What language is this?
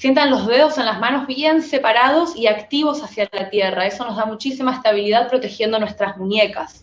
Spanish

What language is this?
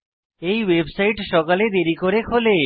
Bangla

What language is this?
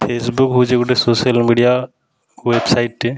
Odia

